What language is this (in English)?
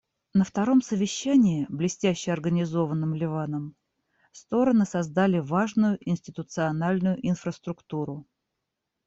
Russian